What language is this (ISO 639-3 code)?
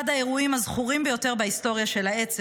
heb